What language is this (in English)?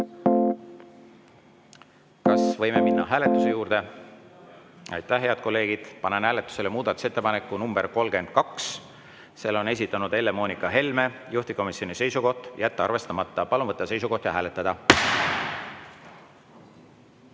Estonian